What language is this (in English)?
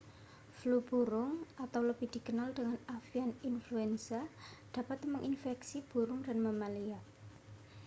Indonesian